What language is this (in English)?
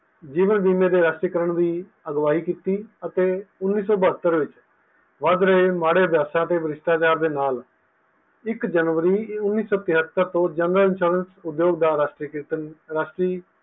Punjabi